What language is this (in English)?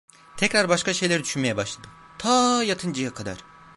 Turkish